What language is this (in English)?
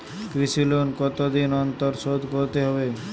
Bangla